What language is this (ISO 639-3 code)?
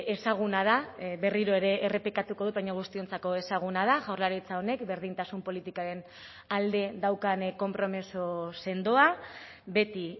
eus